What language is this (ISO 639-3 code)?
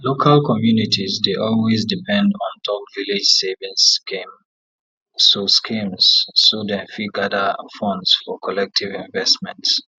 pcm